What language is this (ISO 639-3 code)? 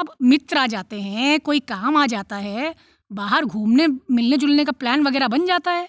hin